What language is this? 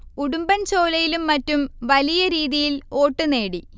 Malayalam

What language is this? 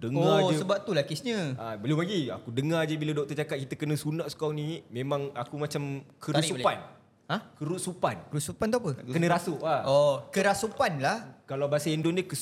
Malay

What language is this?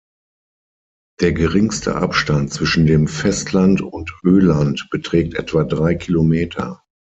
German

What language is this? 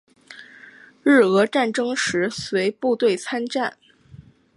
Chinese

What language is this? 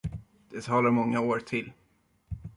Swedish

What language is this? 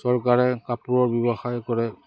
Assamese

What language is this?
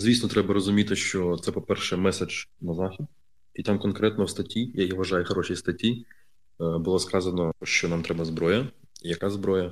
Ukrainian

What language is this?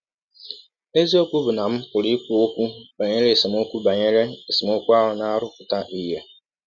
Igbo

